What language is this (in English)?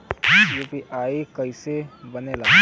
Bhojpuri